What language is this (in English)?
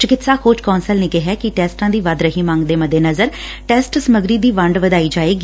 Punjabi